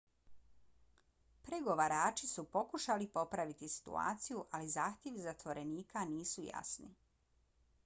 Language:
Bosnian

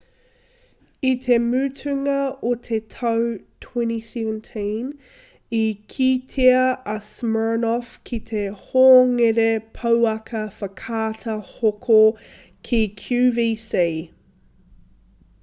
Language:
Māori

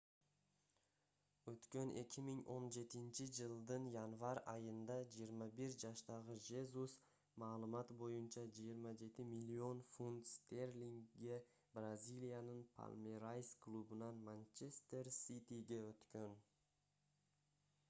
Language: Kyrgyz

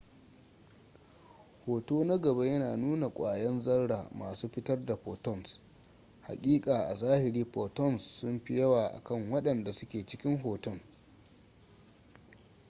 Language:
Hausa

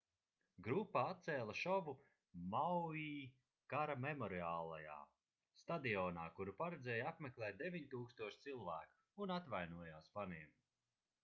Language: Latvian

